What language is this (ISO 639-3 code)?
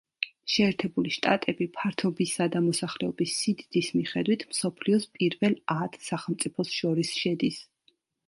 kat